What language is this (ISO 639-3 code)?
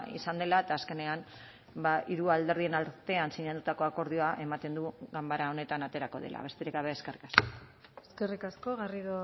eus